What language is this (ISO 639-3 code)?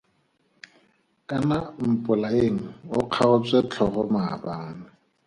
tsn